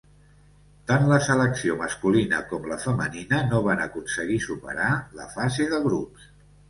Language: Catalan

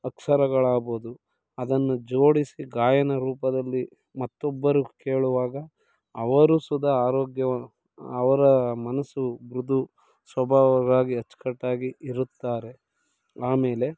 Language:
Kannada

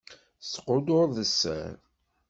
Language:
Kabyle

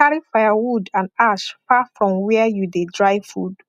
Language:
Nigerian Pidgin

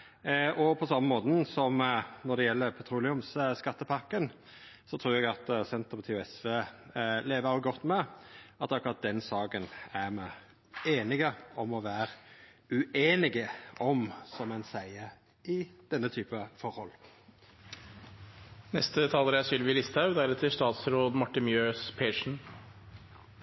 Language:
Norwegian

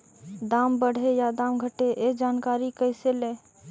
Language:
Magahi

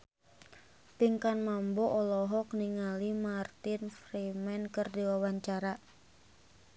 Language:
Sundanese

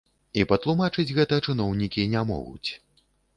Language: Belarusian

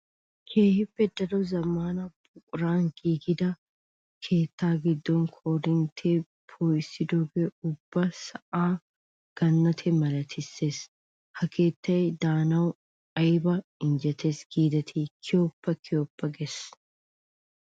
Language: Wolaytta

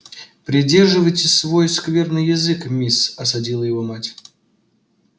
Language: Russian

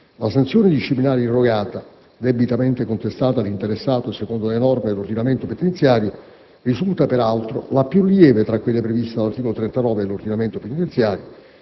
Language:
Italian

